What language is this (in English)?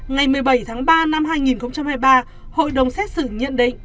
Vietnamese